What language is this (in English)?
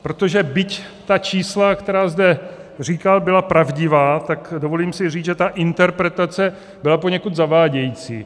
Czech